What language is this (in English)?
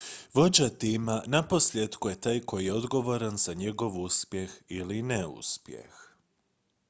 Croatian